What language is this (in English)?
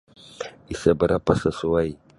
Sabah Bisaya